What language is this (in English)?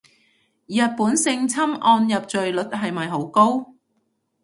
Cantonese